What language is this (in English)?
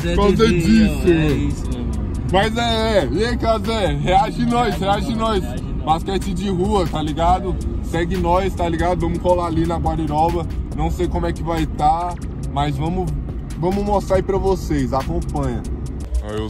Portuguese